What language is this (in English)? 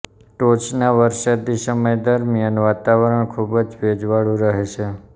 Gujarati